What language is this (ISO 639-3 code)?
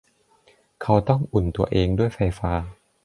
tha